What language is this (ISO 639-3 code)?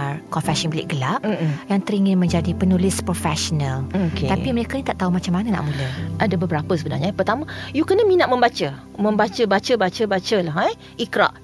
msa